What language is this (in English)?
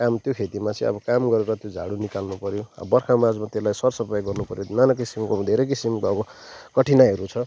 Nepali